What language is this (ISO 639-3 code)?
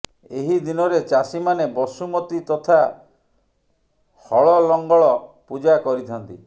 ori